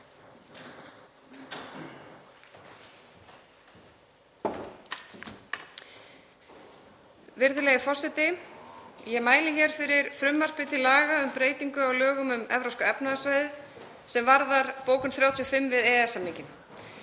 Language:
Icelandic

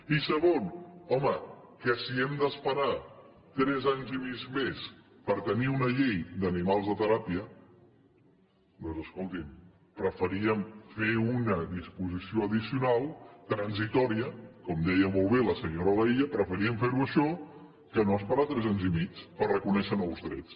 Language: Catalan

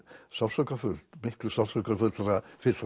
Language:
Icelandic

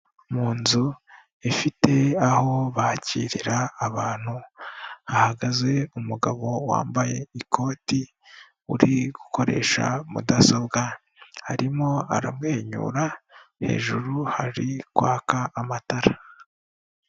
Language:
Kinyarwanda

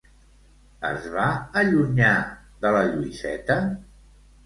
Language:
Catalan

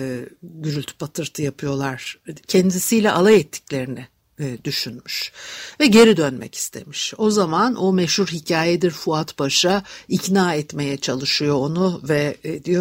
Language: Turkish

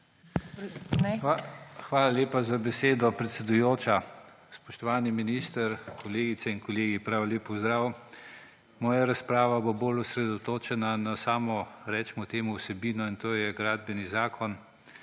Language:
Slovenian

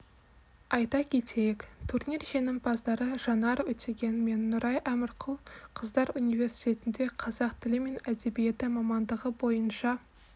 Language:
Kazakh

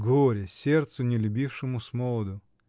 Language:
Russian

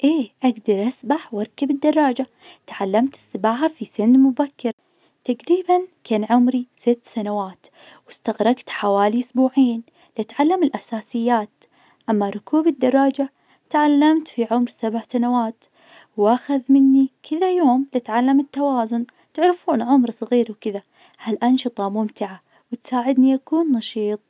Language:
Najdi Arabic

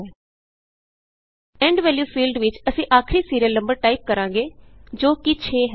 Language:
Punjabi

